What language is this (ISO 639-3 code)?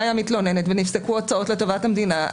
heb